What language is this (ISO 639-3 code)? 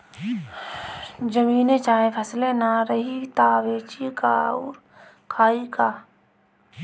bho